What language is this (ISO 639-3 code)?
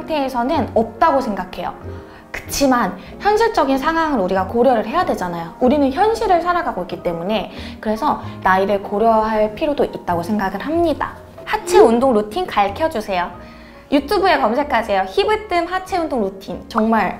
kor